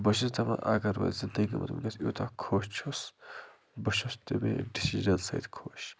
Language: Kashmiri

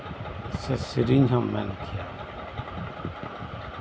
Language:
Santali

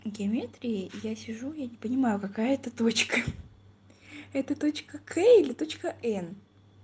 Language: Russian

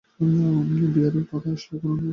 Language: Bangla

